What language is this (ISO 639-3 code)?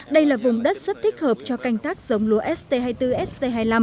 vie